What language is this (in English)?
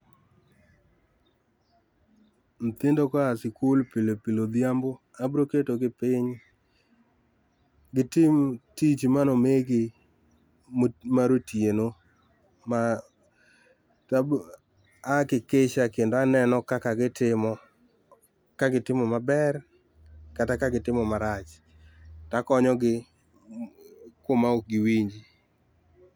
Luo (Kenya and Tanzania)